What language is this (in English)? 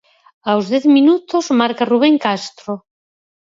Galician